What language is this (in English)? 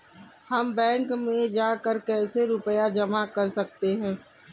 Hindi